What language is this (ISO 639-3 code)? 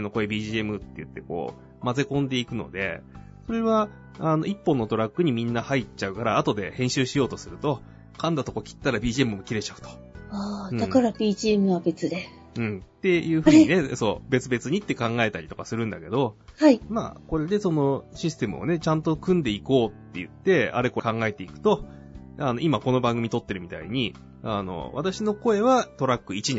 jpn